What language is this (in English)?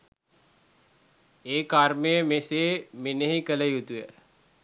Sinhala